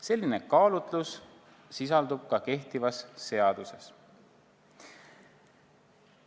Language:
Estonian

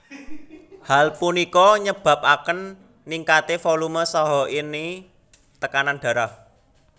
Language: Javanese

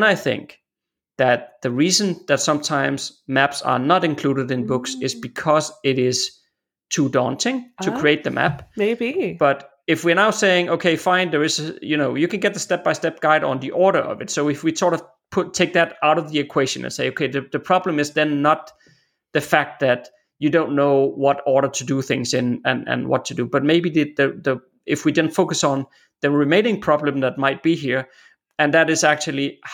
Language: English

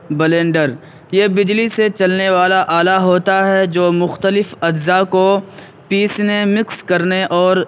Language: Urdu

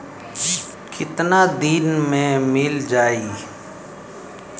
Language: Bhojpuri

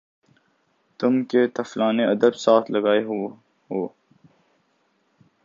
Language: Urdu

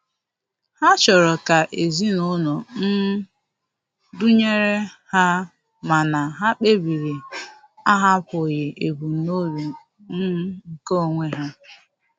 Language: Igbo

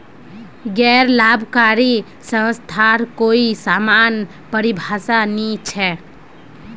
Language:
Magahi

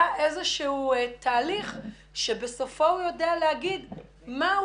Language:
Hebrew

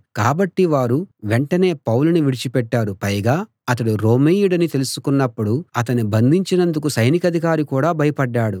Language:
Telugu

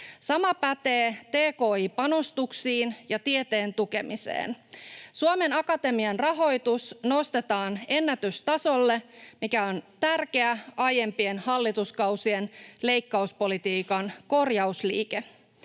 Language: Finnish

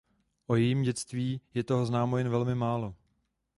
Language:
Czech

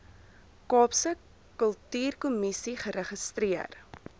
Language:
Afrikaans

